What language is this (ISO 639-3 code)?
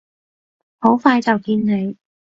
yue